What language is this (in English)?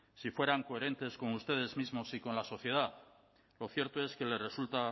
Spanish